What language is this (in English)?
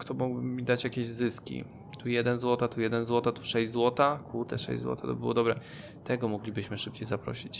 Polish